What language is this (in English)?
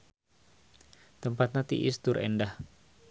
Sundanese